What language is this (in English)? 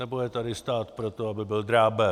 Czech